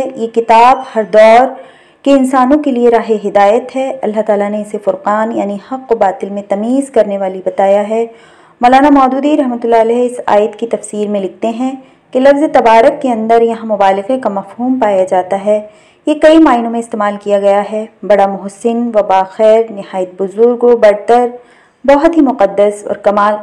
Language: Urdu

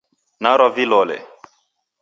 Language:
Taita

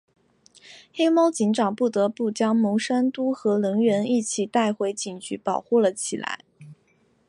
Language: Chinese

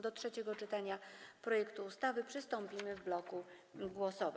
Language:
Polish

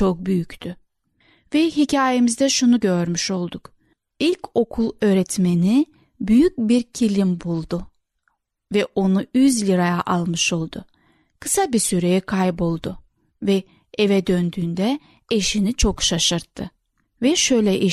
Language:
Turkish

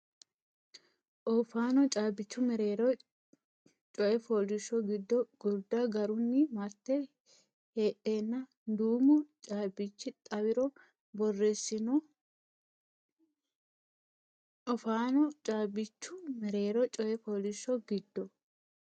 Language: Sidamo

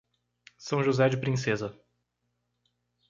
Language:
Portuguese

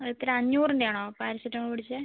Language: Malayalam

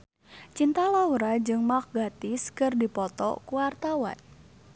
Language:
Sundanese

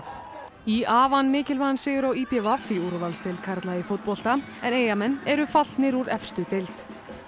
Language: Icelandic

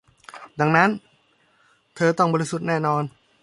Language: Thai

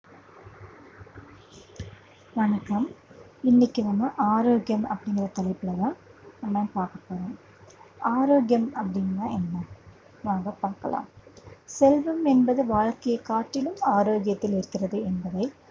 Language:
Tamil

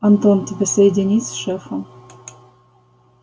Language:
Russian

